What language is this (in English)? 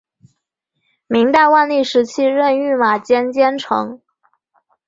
Chinese